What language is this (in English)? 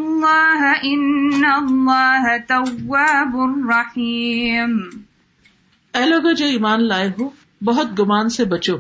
Urdu